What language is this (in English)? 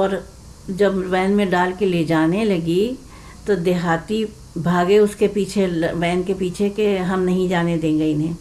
Urdu